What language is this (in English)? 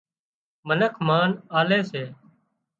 Wadiyara Koli